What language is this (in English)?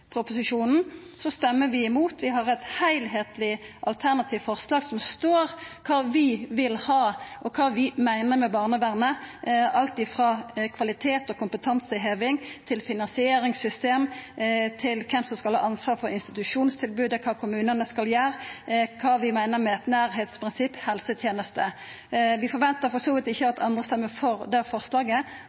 Norwegian Nynorsk